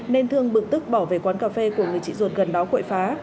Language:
Vietnamese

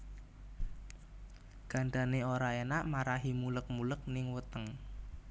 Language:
Javanese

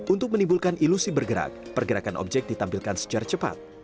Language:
Indonesian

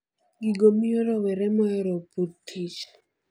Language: Luo (Kenya and Tanzania)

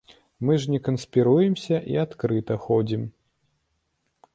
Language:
Belarusian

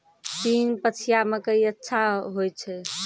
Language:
Maithili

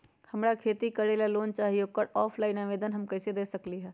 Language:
Magahi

